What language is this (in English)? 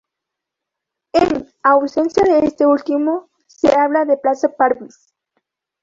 Spanish